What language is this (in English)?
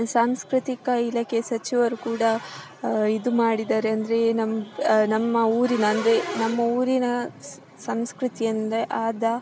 Kannada